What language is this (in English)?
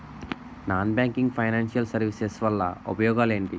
Telugu